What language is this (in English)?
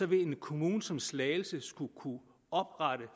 Danish